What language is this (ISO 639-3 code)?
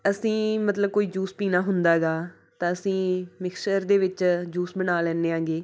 pan